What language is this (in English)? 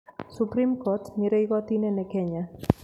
Kikuyu